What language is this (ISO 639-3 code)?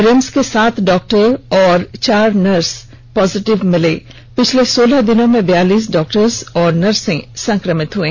hin